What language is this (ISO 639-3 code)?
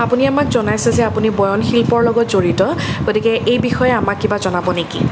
asm